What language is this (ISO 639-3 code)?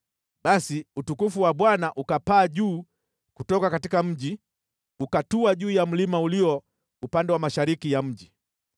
swa